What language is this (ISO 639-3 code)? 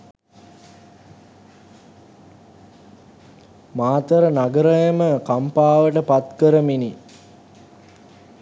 sin